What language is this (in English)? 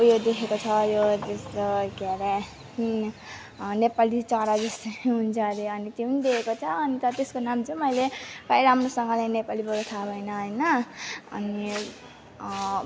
Nepali